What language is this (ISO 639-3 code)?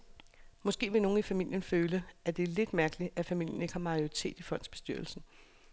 dan